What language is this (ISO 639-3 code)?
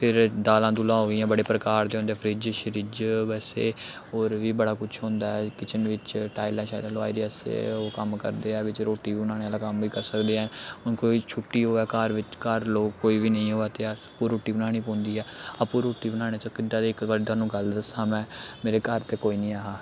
doi